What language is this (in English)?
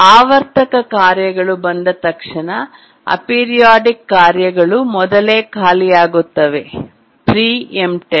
Kannada